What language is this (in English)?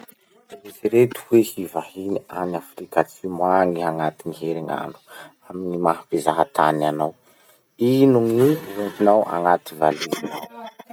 Masikoro Malagasy